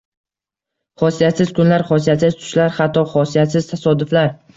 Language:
Uzbek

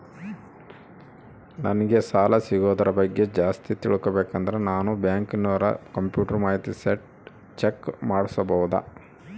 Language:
Kannada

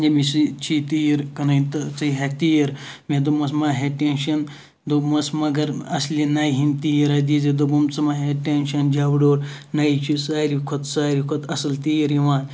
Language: Kashmiri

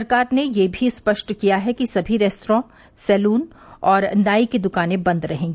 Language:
Hindi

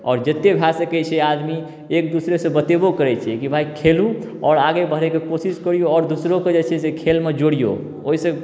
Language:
Maithili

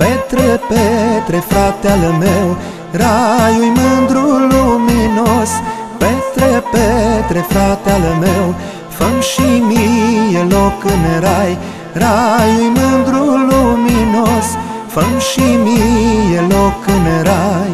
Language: Romanian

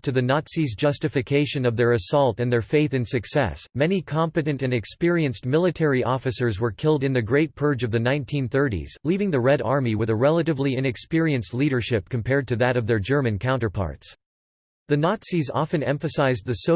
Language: English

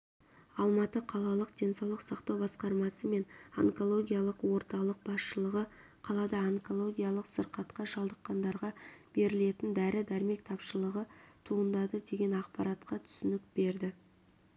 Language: Kazakh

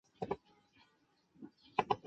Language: Chinese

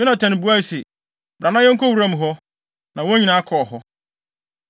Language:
Akan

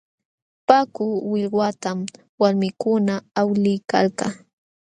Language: Jauja Wanca Quechua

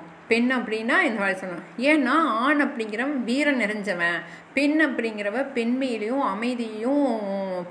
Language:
Tamil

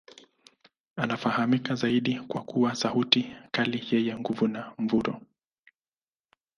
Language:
Swahili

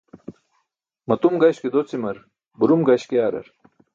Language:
Burushaski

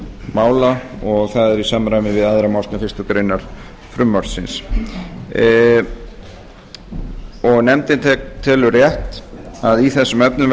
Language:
Icelandic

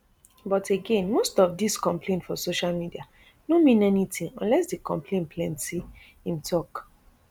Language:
Nigerian Pidgin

